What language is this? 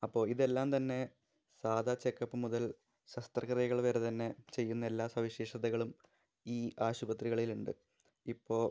Malayalam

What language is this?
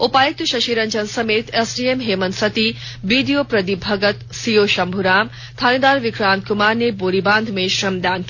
Hindi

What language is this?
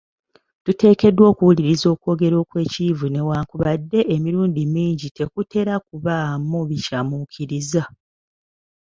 Ganda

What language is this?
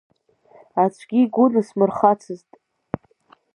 Abkhazian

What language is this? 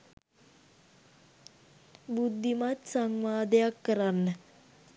Sinhala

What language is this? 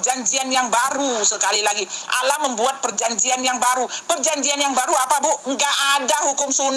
Indonesian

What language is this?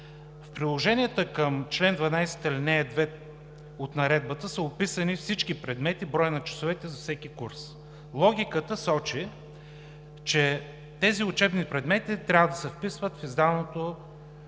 Bulgarian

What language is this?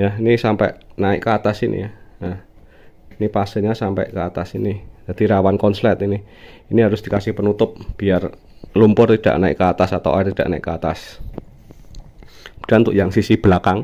Indonesian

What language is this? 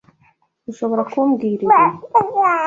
Kinyarwanda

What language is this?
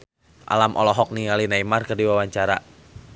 Sundanese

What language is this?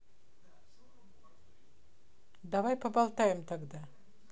Russian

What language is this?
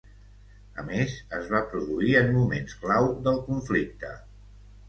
Catalan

